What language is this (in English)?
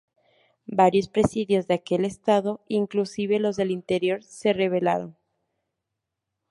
Spanish